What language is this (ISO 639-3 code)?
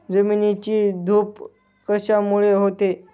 mar